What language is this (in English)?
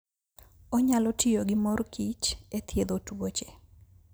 Luo (Kenya and Tanzania)